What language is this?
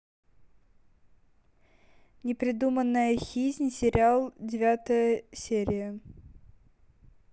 Russian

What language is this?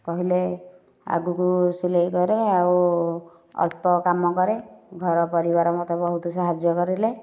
Odia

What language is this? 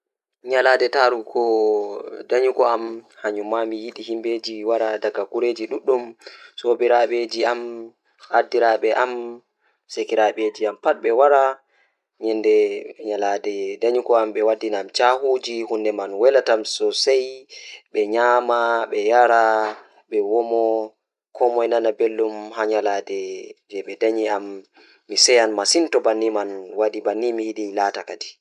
Fula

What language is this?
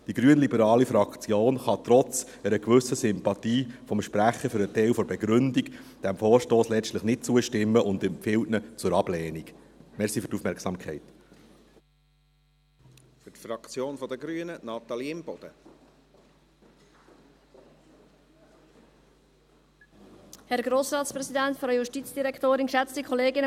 Swiss German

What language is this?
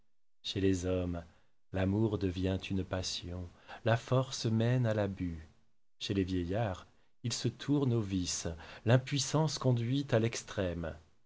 French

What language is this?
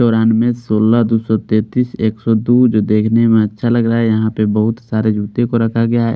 Hindi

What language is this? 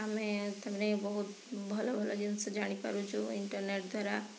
Odia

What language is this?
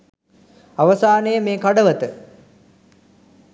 Sinhala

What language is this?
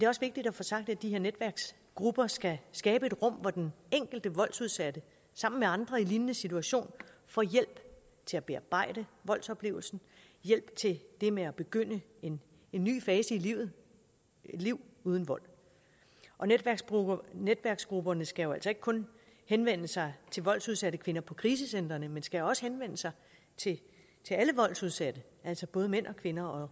Danish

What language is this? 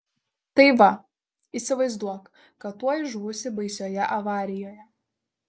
Lithuanian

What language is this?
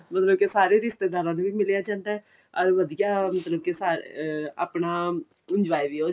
Punjabi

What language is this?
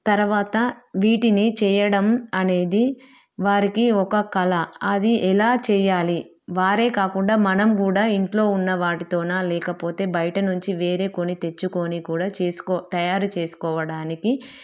Telugu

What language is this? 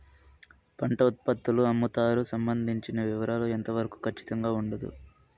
Telugu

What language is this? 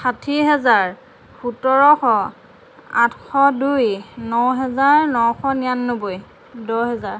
Assamese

